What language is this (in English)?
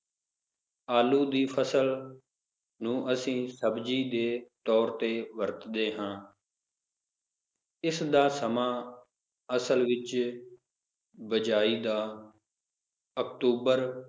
Punjabi